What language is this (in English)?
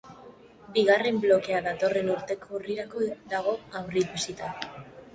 Basque